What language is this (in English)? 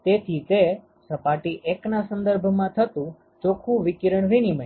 Gujarati